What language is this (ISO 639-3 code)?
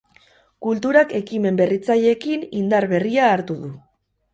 eus